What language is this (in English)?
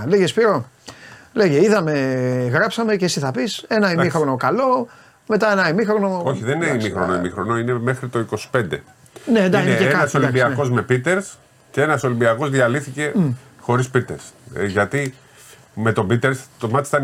Greek